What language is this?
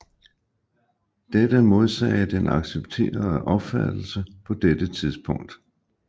Danish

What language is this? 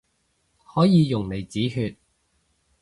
Cantonese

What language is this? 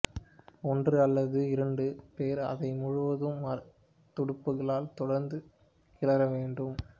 Tamil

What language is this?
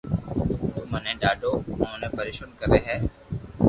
Loarki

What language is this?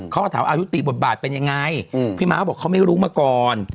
Thai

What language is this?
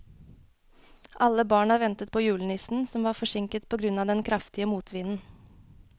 Norwegian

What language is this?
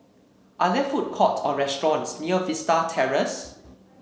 English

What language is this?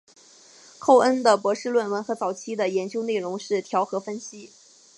Chinese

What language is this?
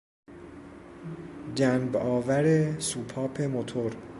Persian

